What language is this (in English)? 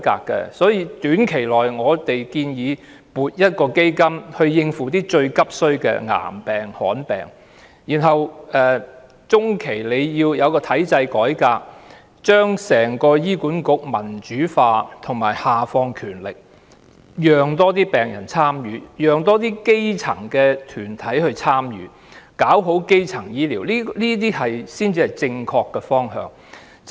Cantonese